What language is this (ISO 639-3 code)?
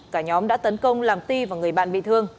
vie